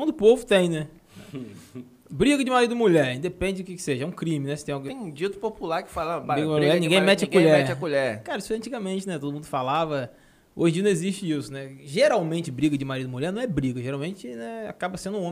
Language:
Portuguese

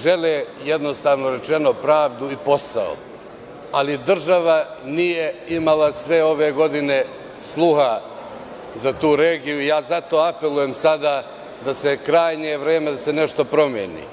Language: Serbian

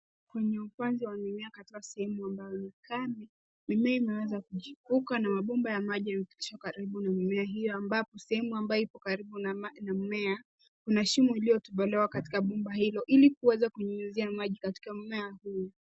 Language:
Swahili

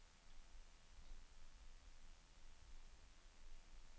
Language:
Norwegian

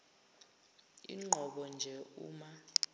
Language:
Zulu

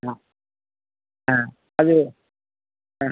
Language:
Kannada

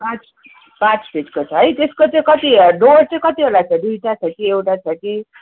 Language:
Nepali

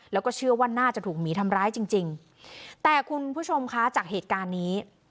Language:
Thai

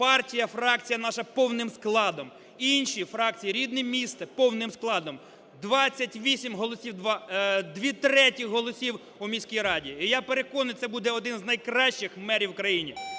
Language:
Ukrainian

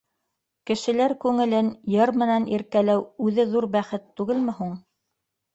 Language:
Bashkir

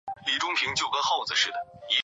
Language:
Chinese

